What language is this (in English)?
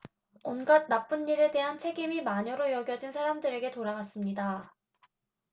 Korean